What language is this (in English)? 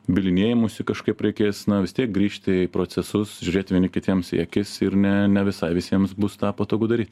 Lithuanian